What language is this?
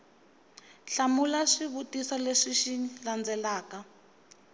Tsonga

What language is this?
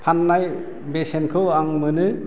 Bodo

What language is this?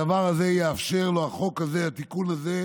Hebrew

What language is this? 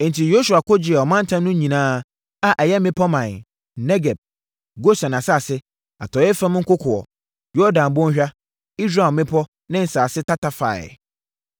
Akan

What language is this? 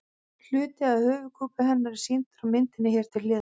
Icelandic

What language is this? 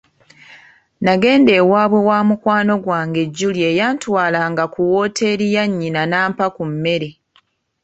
Ganda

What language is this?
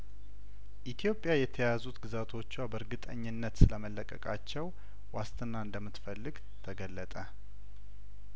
Amharic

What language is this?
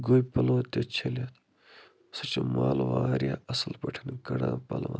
Kashmiri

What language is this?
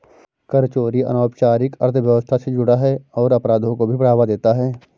Hindi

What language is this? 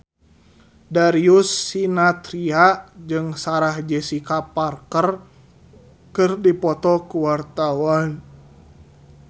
Sundanese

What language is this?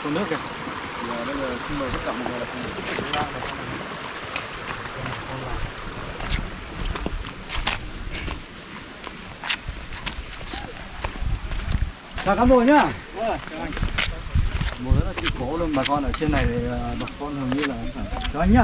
Vietnamese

